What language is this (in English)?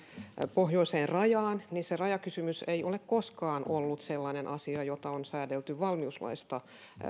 Finnish